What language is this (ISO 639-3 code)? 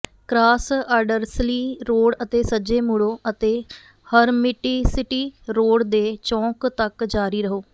pan